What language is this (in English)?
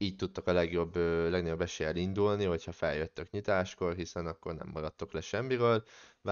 Hungarian